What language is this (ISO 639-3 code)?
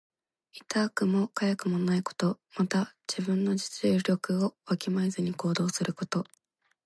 jpn